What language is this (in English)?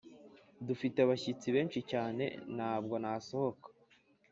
Kinyarwanda